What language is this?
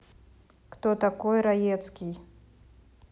Russian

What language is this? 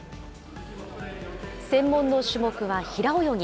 Japanese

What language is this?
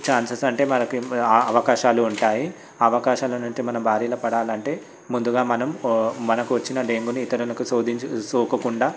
Telugu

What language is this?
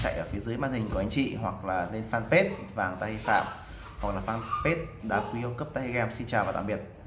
Vietnamese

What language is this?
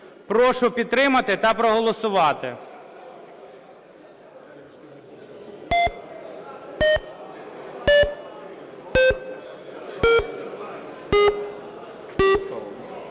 Ukrainian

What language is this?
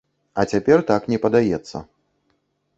Belarusian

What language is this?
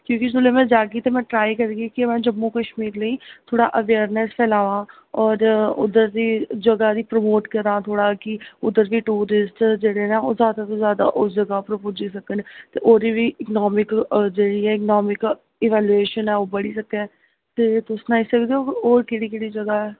Dogri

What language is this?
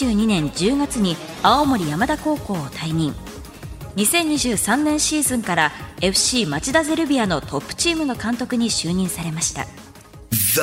Japanese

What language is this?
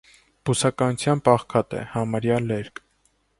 Armenian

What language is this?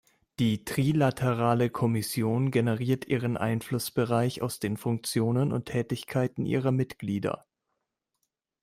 German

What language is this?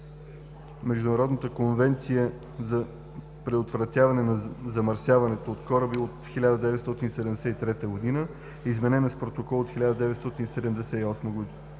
Bulgarian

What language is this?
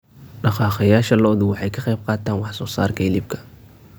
Somali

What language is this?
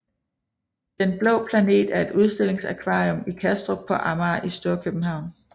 Danish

